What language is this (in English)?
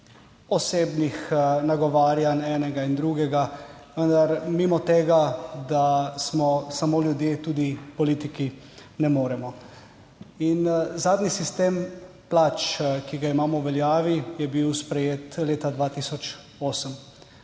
Slovenian